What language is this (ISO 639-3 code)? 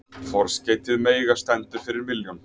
isl